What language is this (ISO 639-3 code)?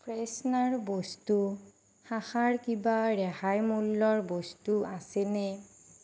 asm